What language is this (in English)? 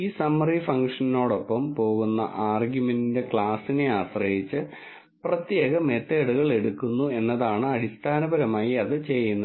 Malayalam